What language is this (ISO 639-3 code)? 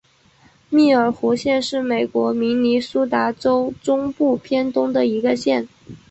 zho